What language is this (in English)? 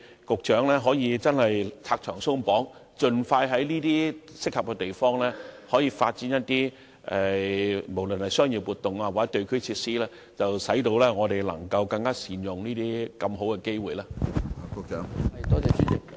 Cantonese